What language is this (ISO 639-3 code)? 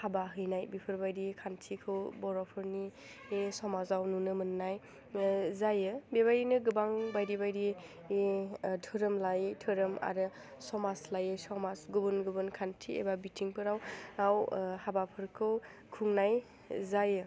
brx